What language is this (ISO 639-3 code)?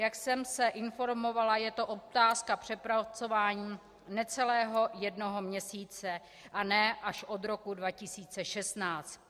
ces